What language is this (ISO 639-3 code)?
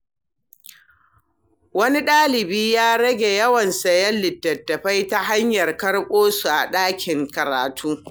hau